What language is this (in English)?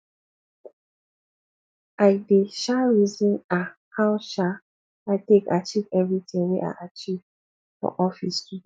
Nigerian Pidgin